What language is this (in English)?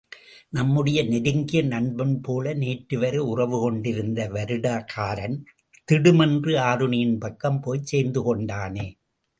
Tamil